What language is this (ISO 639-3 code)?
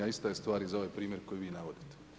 hrv